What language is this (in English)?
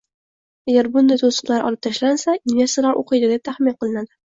Uzbek